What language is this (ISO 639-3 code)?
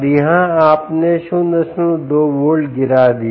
hin